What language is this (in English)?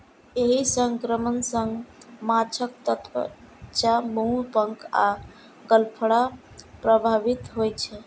Maithili